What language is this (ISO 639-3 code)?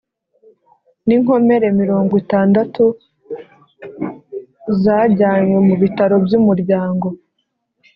kin